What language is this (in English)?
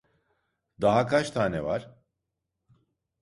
Turkish